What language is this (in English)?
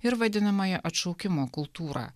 Lithuanian